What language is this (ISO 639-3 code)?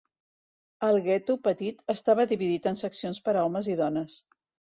cat